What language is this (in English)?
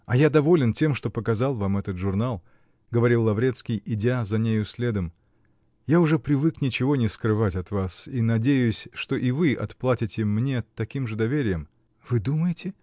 Russian